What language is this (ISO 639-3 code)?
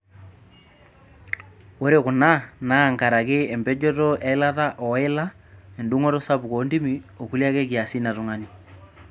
mas